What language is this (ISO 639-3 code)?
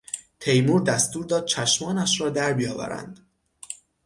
fas